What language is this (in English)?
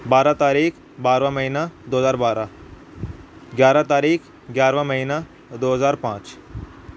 Urdu